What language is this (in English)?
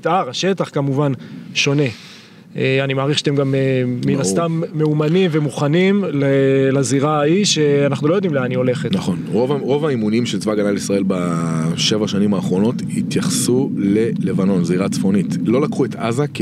Hebrew